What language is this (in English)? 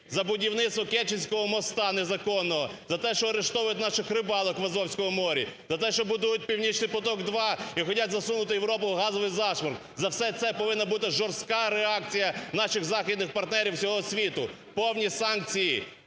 Ukrainian